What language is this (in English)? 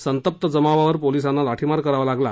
Marathi